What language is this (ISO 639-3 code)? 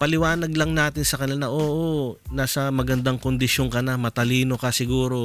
fil